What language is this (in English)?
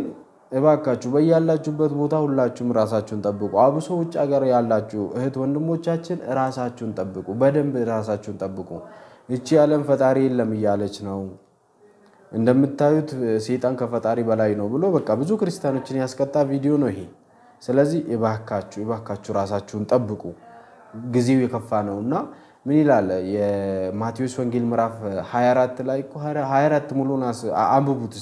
Arabic